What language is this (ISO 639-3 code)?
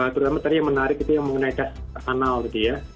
ind